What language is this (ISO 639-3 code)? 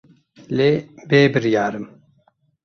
kur